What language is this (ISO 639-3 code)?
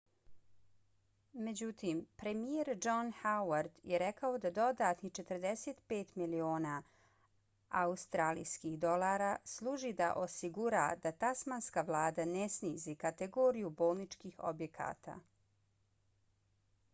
bos